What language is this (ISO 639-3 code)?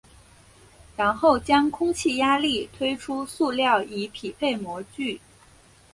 zho